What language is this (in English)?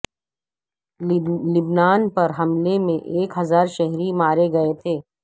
Urdu